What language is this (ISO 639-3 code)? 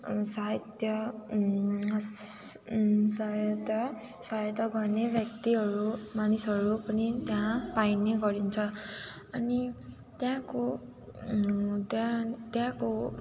nep